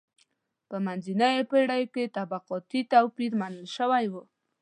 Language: Pashto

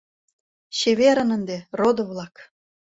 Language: Mari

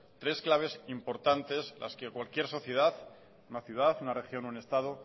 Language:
Spanish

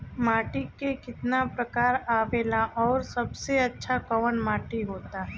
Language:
Bhojpuri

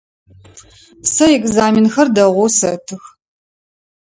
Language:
Adyghe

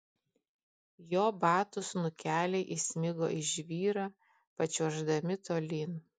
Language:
Lithuanian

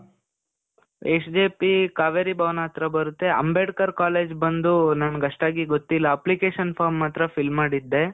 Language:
Kannada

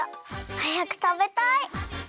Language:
Japanese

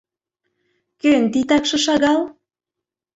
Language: Mari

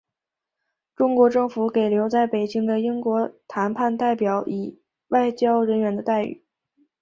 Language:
Chinese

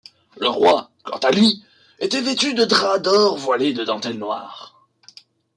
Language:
French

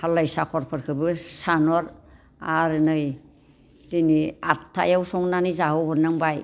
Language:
Bodo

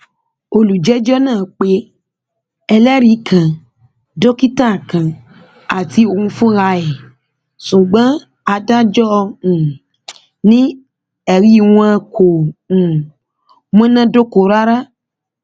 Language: Yoruba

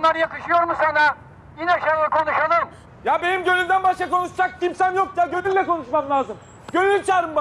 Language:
Turkish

